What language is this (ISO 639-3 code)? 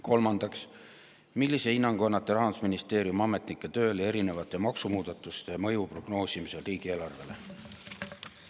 est